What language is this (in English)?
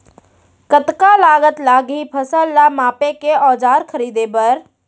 Chhattisgarhi